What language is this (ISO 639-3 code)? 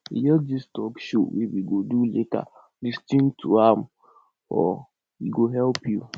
pcm